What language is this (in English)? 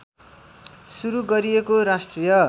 Nepali